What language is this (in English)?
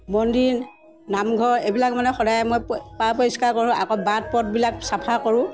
Assamese